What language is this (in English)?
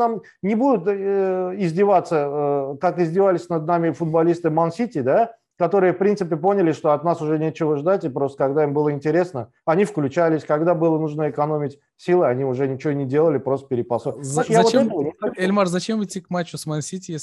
Russian